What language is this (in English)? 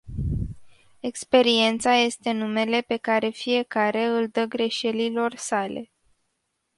Romanian